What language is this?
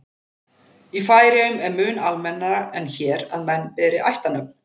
Icelandic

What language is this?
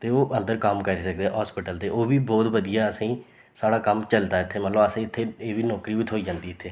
Dogri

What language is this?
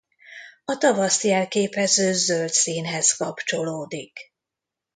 Hungarian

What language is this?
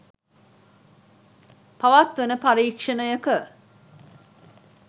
Sinhala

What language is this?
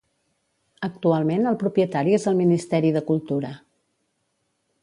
Catalan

